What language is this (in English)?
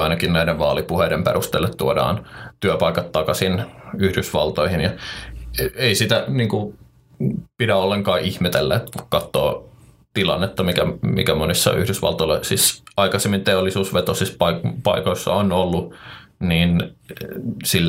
Finnish